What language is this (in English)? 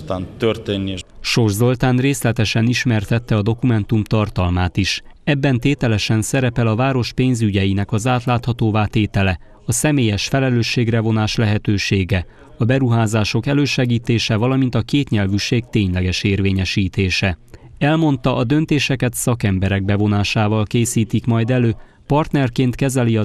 Hungarian